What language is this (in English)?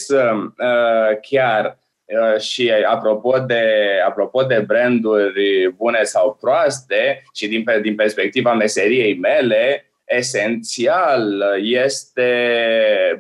Romanian